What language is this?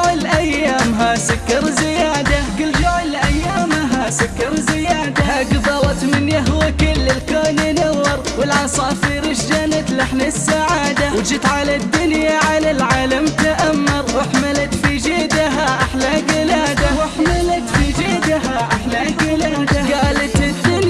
Arabic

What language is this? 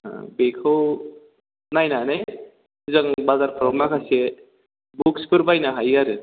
Bodo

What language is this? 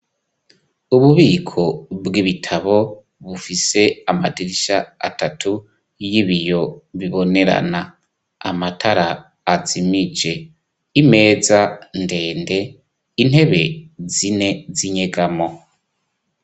Rundi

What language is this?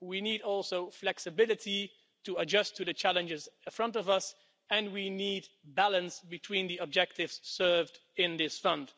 English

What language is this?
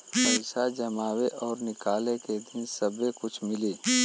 Bhojpuri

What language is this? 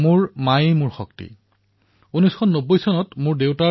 Assamese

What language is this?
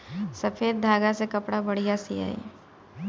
Bhojpuri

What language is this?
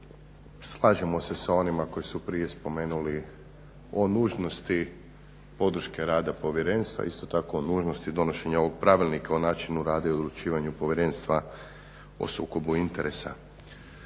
Croatian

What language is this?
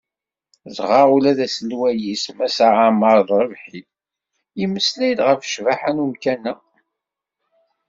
Kabyle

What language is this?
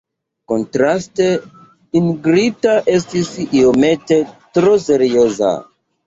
Esperanto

